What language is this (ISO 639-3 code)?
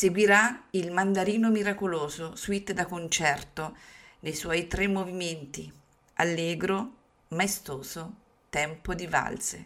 ita